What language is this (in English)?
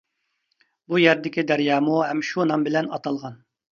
Uyghur